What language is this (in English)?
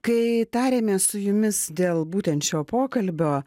Lithuanian